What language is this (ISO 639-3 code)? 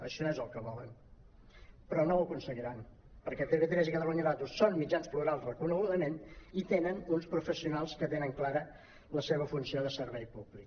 cat